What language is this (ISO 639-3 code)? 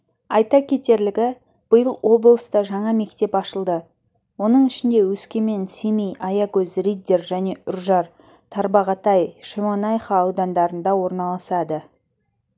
kaz